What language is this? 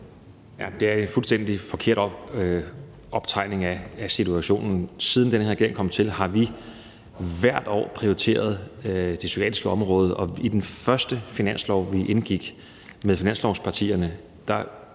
Danish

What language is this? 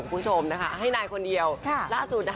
Thai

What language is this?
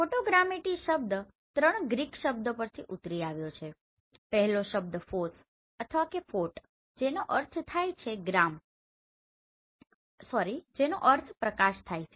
Gujarati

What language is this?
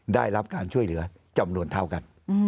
Thai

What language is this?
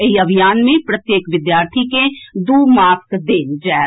Maithili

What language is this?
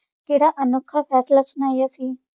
Punjabi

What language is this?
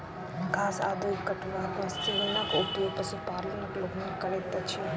Maithili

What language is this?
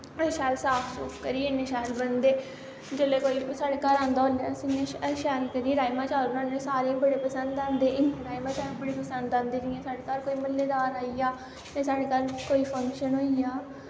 Dogri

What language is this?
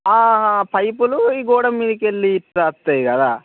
Telugu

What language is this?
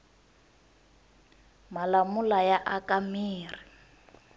Tsonga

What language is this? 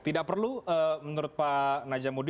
Indonesian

